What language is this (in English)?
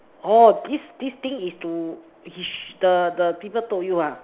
English